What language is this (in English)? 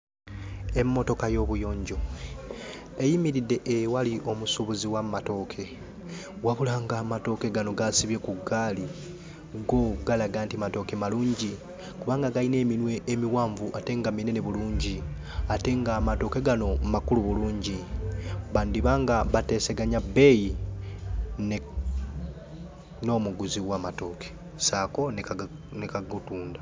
Ganda